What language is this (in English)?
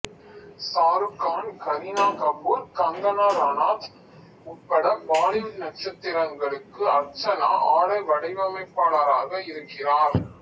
Tamil